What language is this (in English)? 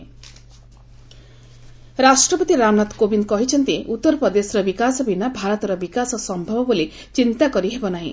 Odia